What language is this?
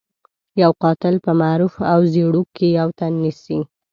Pashto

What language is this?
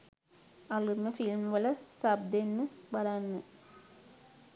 Sinhala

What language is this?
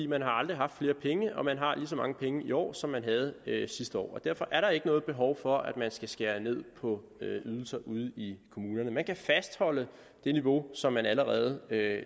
Danish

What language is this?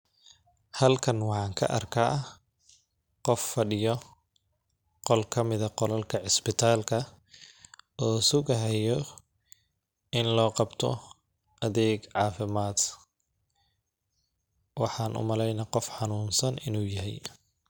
Somali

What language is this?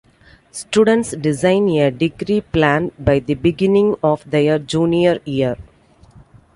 English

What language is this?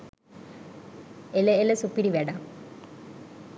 Sinhala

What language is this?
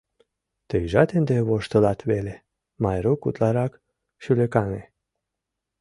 Mari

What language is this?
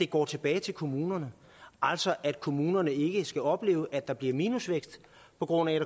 Danish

